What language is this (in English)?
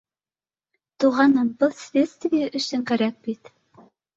Bashkir